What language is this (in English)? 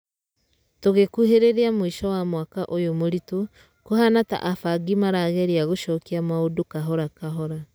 Kikuyu